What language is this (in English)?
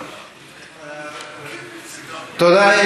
Hebrew